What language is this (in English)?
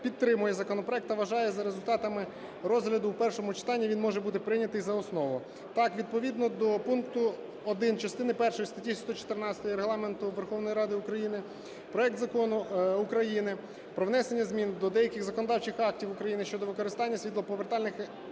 Ukrainian